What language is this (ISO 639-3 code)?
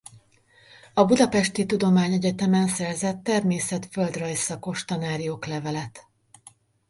hun